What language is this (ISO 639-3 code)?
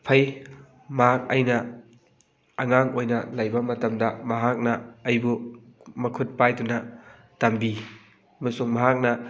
mni